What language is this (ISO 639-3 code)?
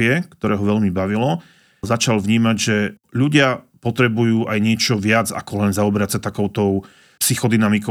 slk